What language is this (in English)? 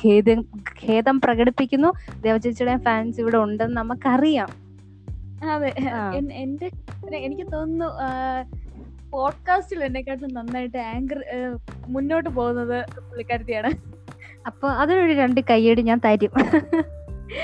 Malayalam